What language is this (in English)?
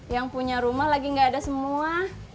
Indonesian